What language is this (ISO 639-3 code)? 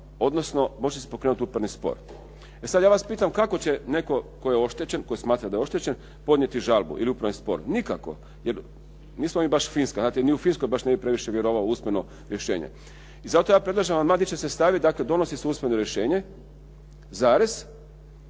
hrv